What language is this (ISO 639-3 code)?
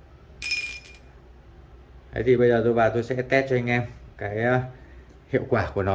vie